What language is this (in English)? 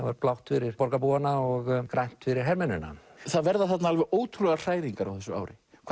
Icelandic